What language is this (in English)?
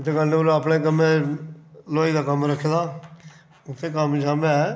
Dogri